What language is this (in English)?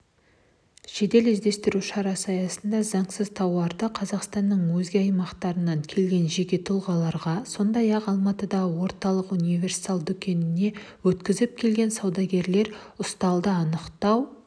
Kazakh